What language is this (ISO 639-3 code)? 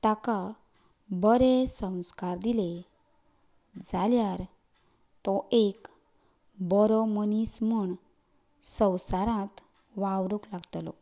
kok